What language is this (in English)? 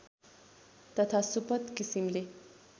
Nepali